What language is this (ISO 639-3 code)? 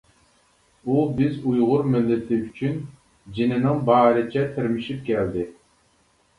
uig